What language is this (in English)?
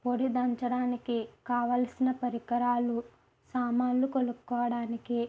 Telugu